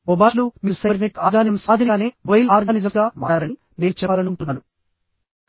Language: Telugu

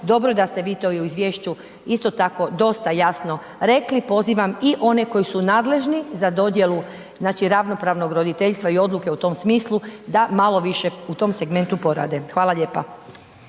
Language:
Croatian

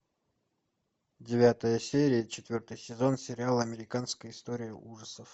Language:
Russian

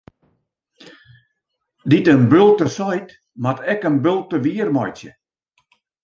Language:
Western Frisian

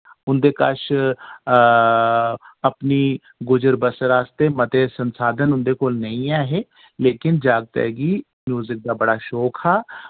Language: Dogri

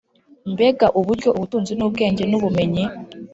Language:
Kinyarwanda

